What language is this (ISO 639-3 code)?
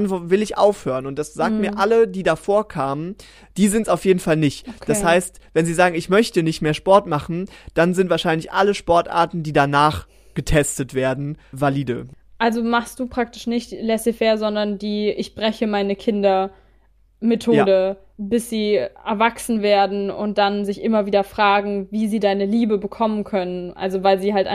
deu